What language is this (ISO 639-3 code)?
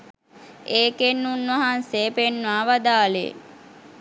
sin